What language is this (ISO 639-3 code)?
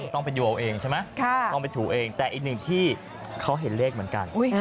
tha